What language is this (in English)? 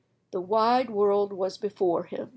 English